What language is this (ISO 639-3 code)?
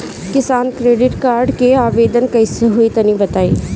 bho